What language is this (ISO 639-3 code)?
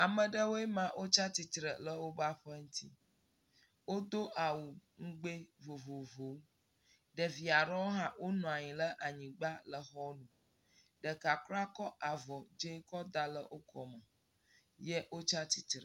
ewe